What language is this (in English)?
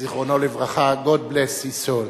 Hebrew